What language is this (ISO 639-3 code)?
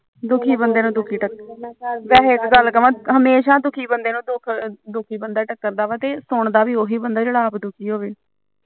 pan